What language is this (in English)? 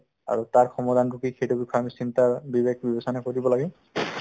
Assamese